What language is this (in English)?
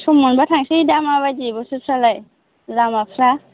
Bodo